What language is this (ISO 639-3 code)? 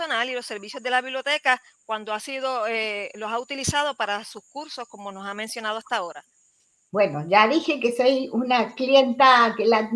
spa